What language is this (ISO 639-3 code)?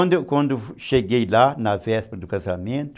por